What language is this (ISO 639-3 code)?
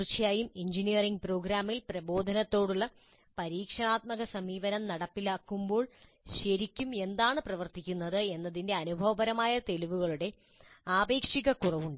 mal